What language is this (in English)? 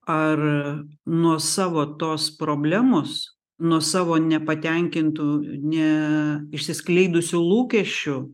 Lithuanian